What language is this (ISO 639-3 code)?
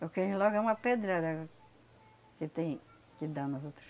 por